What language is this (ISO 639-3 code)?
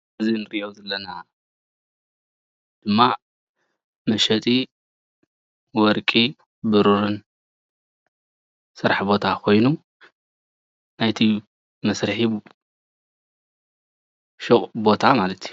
tir